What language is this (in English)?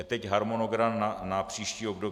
Czech